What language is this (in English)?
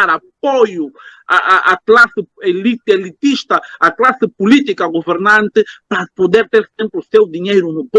Portuguese